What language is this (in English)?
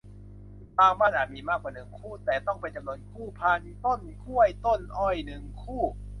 Thai